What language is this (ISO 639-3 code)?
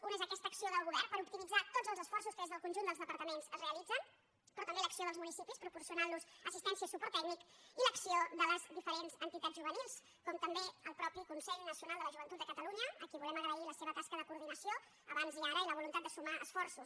cat